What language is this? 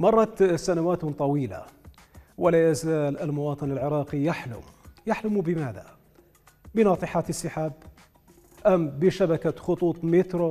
Arabic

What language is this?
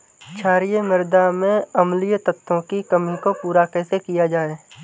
Hindi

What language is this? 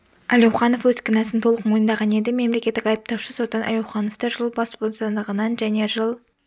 Kazakh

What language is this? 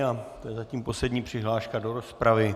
Czech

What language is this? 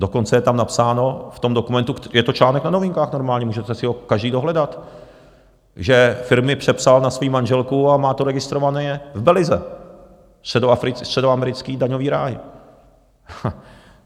Czech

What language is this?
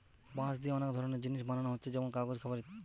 Bangla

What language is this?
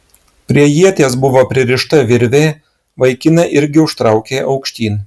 Lithuanian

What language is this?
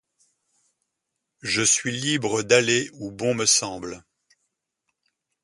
French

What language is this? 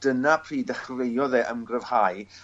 Welsh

